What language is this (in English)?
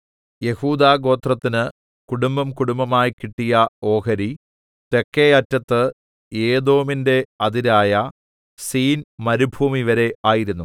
Malayalam